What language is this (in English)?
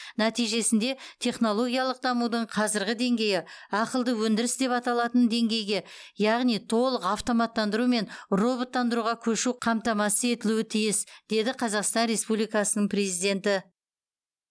Kazakh